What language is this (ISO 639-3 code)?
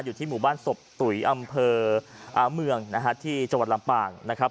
tha